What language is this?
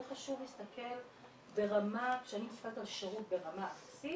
Hebrew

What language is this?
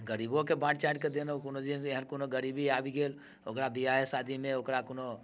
Maithili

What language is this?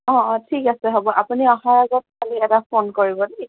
Assamese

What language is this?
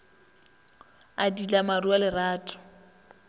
Northern Sotho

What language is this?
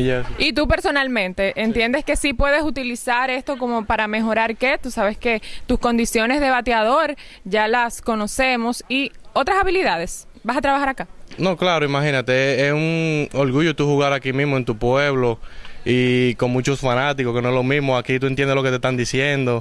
Spanish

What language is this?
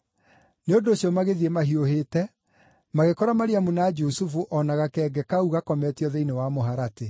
Kikuyu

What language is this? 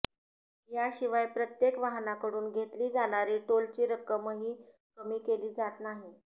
Marathi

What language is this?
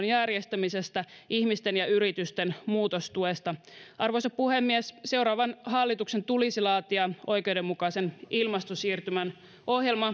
Finnish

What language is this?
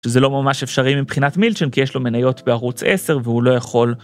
Hebrew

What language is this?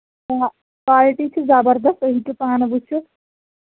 Kashmiri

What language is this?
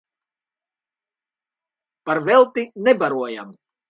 Latvian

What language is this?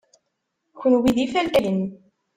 Kabyle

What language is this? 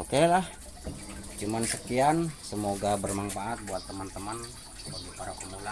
Indonesian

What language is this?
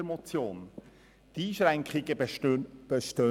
Swiss German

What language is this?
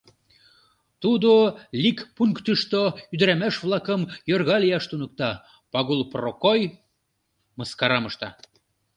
Mari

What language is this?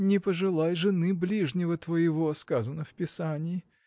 Russian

